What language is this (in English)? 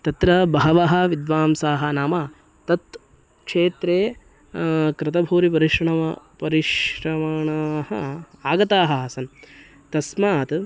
Sanskrit